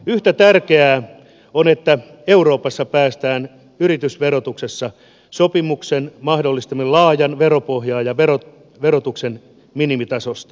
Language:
Finnish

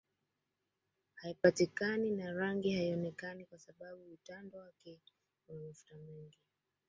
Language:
Swahili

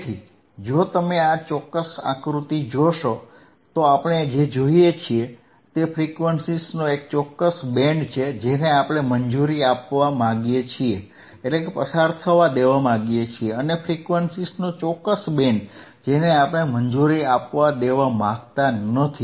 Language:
Gujarati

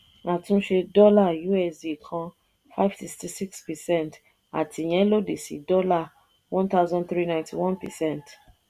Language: Yoruba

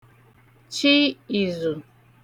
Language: Igbo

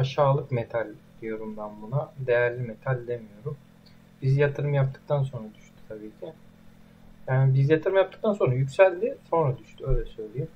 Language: Turkish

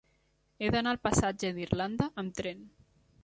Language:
Catalan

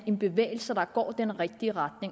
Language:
Danish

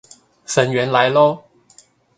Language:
Chinese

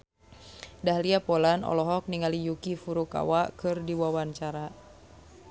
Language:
Sundanese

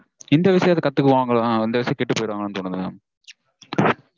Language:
Tamil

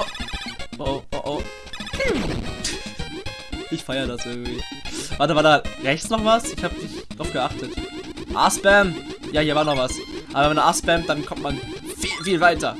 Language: German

